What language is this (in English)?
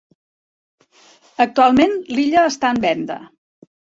Catalan